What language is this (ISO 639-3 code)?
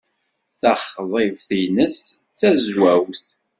kab